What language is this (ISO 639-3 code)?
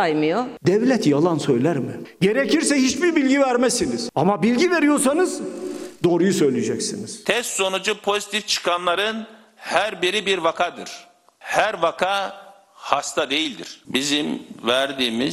tur